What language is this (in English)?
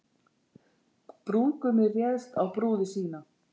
Icelandic